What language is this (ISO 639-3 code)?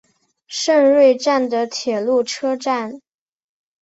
zho